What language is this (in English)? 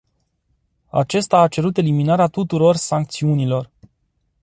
Romanian